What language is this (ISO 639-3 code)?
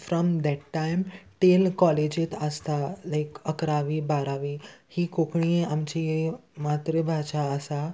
kok